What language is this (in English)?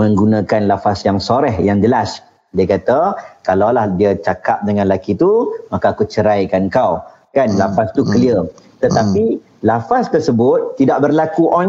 Malay